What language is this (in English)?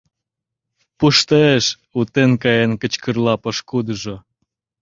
Mari